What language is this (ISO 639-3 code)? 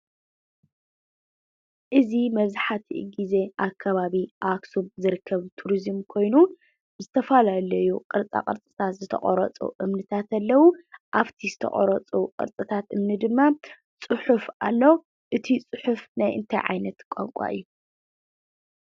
tir